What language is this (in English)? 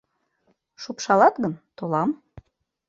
Mari